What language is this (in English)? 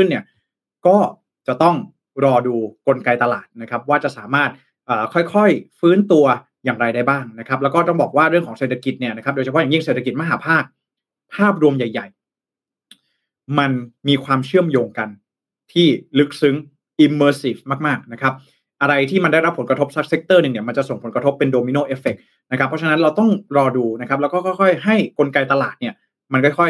Thai